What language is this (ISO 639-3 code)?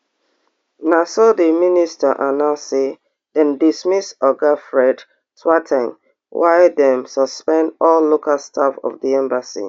pcm